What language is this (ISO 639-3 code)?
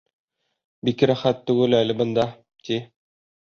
bak